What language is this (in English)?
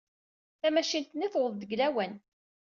Kabyle